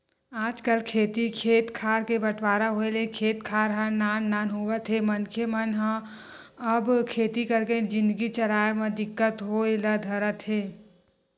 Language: Chhattisgarhi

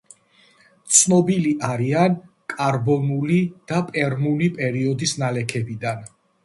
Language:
Georgian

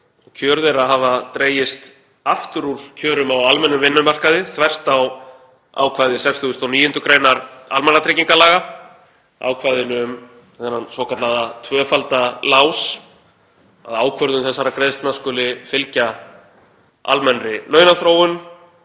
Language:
Icelandic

